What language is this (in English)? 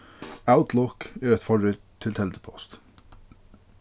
Faroese